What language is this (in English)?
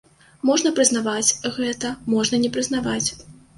Belarusian